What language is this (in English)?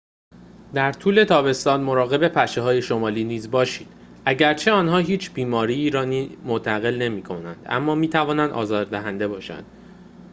Persian